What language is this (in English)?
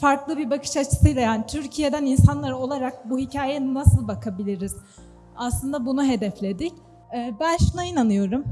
Turkish